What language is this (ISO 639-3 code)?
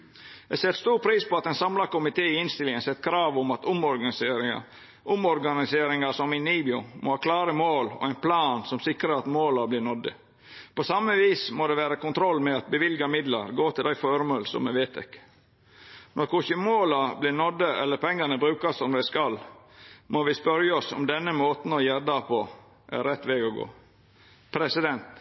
nno